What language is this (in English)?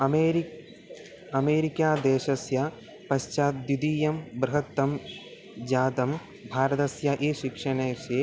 Sanskrit